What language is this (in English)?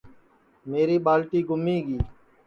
Sansi